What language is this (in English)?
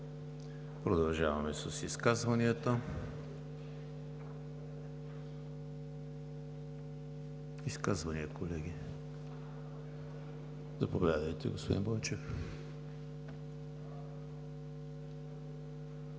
Bulgarian